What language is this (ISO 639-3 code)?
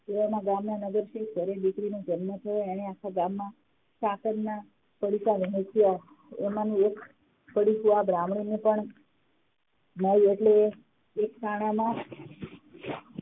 guj